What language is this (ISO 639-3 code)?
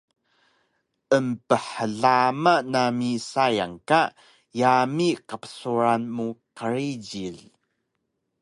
trv